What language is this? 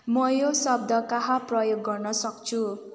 Nepali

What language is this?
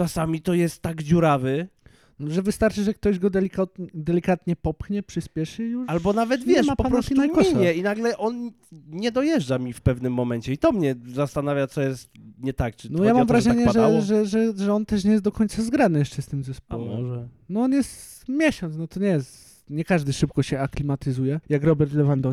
Polish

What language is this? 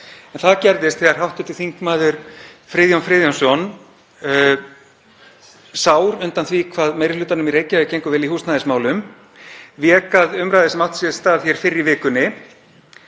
Icelandic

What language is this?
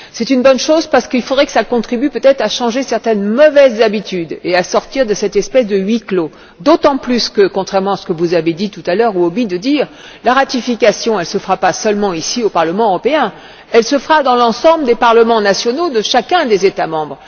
French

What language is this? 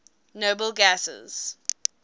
English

